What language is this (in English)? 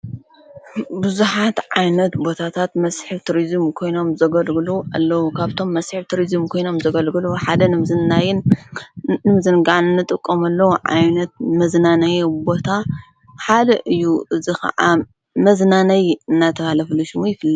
Tigrinya